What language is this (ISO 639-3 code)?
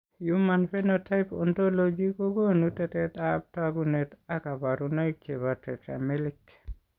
kln